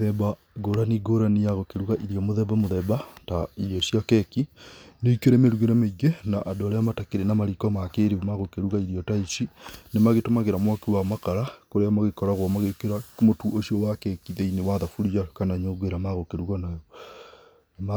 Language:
Kikuyu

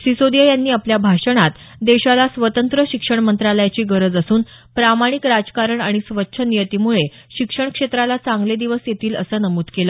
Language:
Marathi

